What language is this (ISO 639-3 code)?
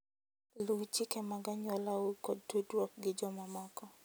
luo